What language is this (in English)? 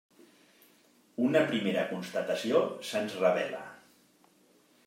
Catalan